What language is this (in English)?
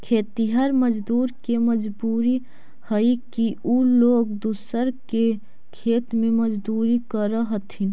Magahi